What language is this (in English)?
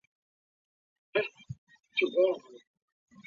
Chinese